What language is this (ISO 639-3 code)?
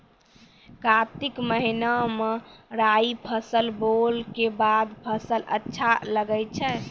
mai